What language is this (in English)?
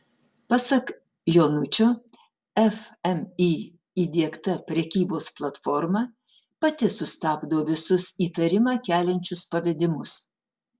Lithuanian